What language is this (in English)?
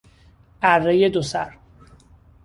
Persian